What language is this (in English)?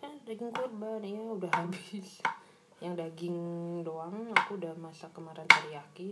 Indonesian